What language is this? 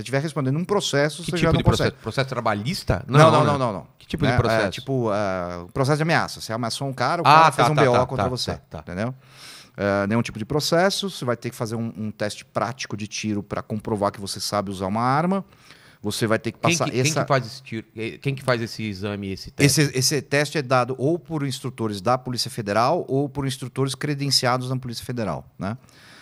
Portuguese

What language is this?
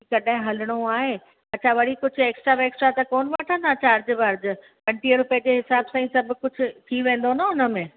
Sindhi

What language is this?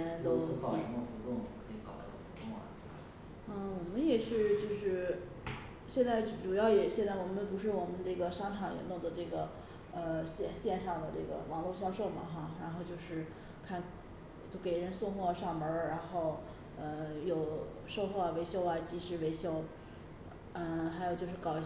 Chinese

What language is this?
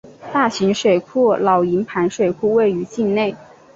Chinese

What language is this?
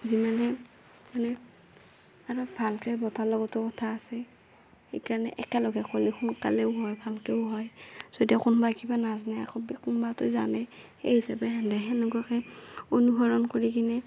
Assamese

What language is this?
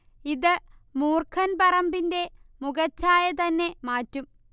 Malayalam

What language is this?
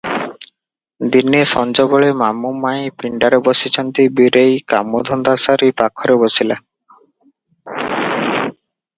Odia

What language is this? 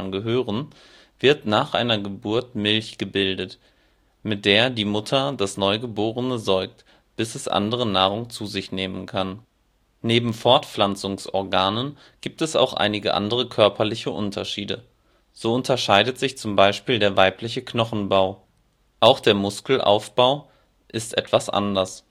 German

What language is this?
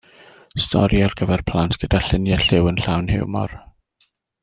Welsh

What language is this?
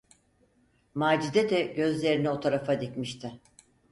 Turkish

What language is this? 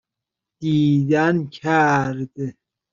Persian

